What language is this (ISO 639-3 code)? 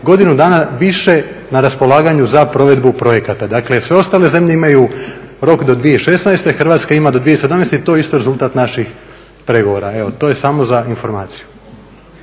hrv